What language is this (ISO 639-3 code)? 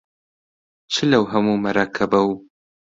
ckb